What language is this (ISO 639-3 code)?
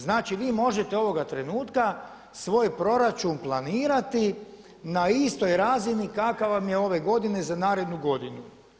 hrv